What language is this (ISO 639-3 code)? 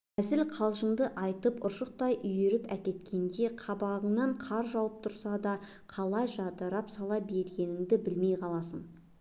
kaz